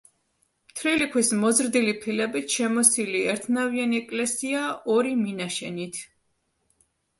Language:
Georgian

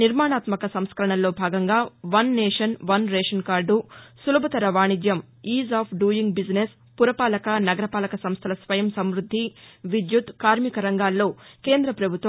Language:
Telugu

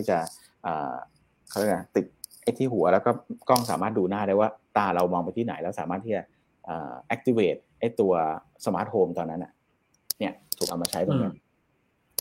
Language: Thai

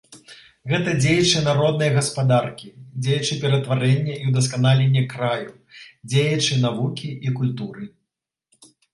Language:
Belarusian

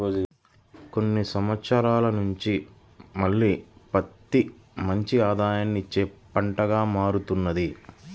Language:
Telugu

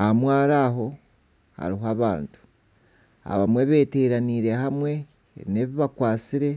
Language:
Nyankole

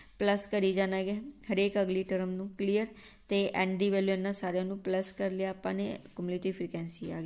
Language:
Hindi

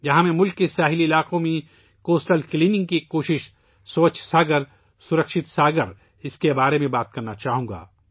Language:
Urdu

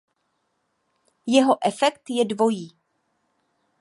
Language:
Czech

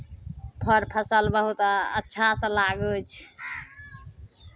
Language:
Maithili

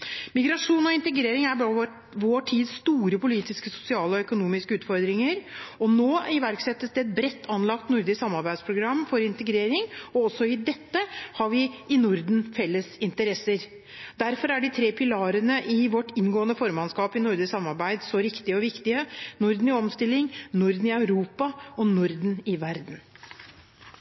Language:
Norwegian Bokmål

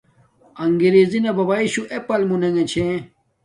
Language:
Domaaki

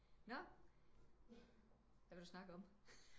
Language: Danish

